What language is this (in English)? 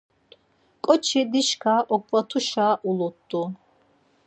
Laz